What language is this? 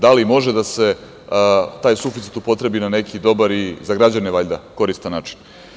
Serbian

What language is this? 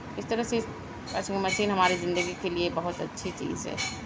Urdu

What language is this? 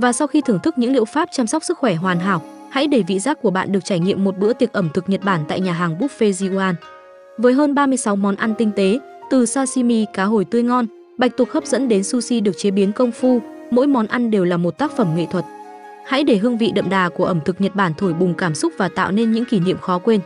Vietnamese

